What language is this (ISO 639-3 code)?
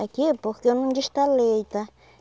por